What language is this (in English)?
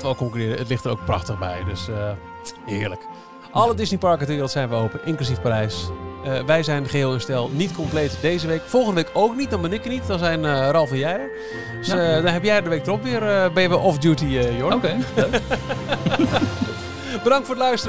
Dutch